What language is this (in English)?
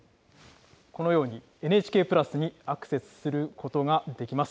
Japanese